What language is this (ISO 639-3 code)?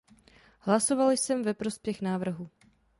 ces